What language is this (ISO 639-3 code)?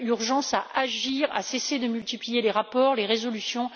fra